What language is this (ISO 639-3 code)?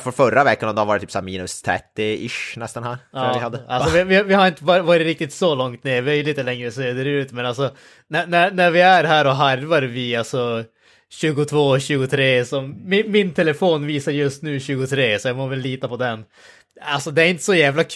swe